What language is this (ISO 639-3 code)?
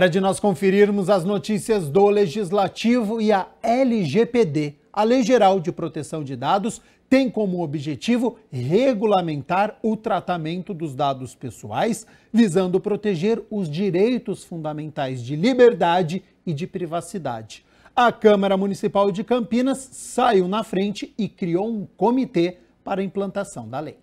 por